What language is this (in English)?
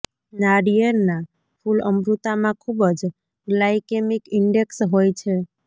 Gujarati